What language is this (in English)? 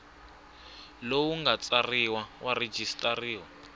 Tsonga